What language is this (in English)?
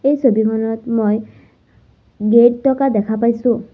Assamese